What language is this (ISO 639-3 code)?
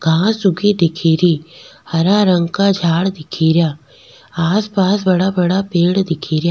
raj